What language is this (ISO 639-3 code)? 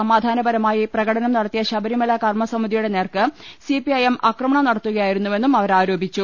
mal